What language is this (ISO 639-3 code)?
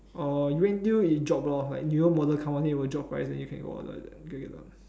eng